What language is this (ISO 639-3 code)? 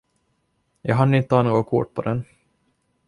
swe